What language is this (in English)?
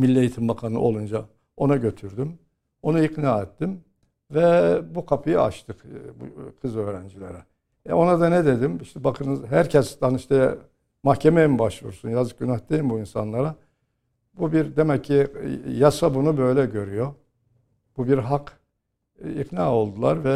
Turkish